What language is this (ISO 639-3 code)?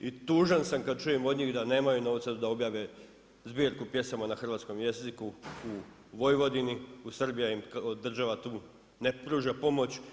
hrv